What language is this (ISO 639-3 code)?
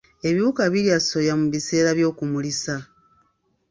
lug